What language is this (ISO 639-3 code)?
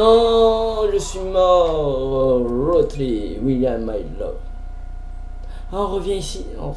fra